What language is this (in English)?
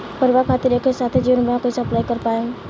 Bhojpuri